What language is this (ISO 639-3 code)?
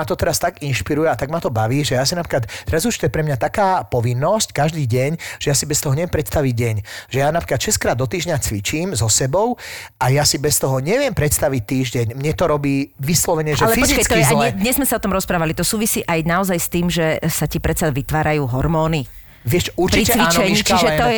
slk